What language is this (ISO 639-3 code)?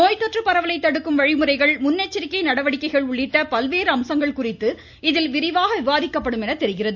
tam